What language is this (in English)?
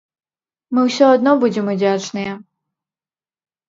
Belarusian